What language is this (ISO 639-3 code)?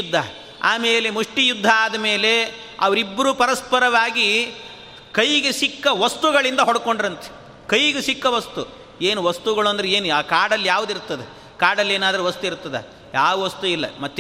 kan